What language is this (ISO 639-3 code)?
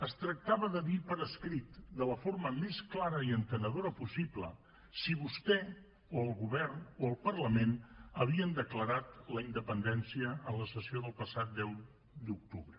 cat